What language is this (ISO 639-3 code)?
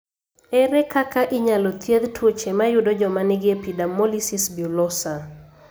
luo